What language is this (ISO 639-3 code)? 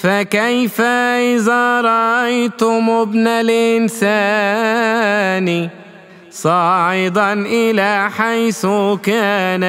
ara